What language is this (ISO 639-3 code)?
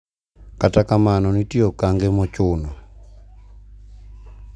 luo